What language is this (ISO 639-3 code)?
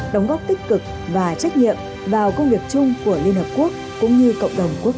vie